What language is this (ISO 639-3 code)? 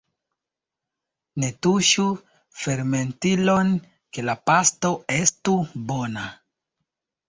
epo